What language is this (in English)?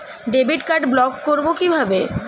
Bangla